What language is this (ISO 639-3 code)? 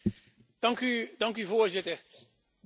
nld